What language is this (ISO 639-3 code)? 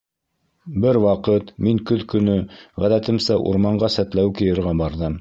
bak